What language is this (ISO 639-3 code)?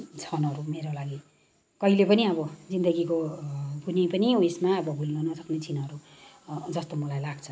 nep